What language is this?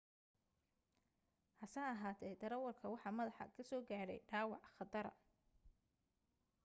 Somali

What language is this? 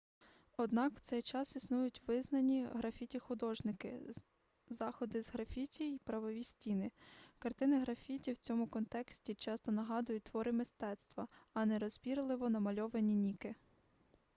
Ukrainian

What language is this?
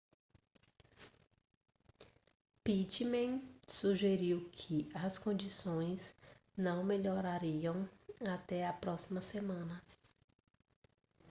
Portuguese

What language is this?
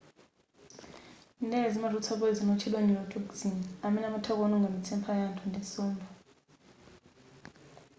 Nyanja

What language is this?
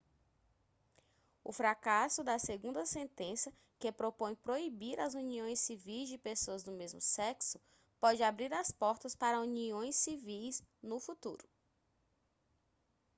Portuguese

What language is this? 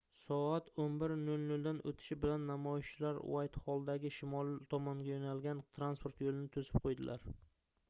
Uzbek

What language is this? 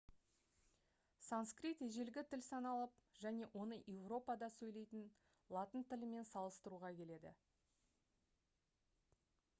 Kazakh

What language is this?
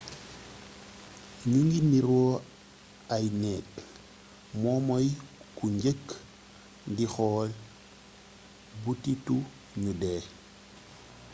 Wolof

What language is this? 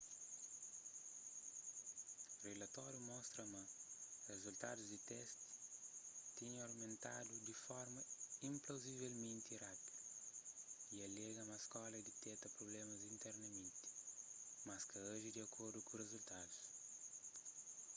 Kabuverdianu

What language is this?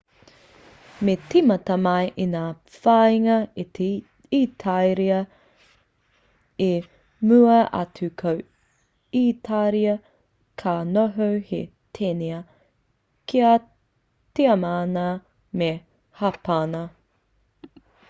Māori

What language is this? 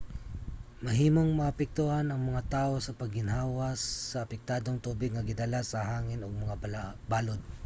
Cebuano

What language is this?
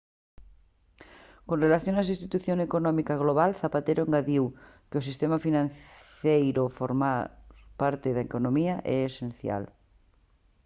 Galician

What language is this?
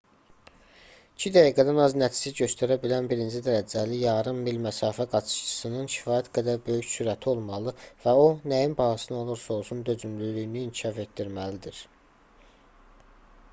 Azerbaijani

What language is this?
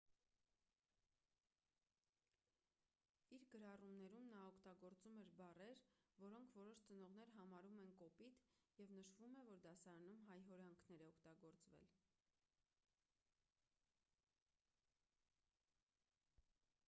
Armenian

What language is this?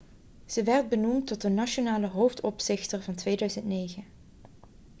Dutch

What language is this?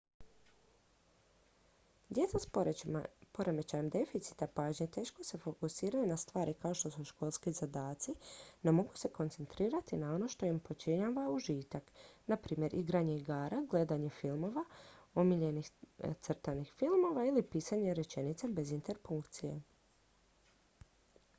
Croatian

